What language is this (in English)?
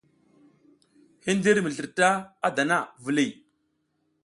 South Giziga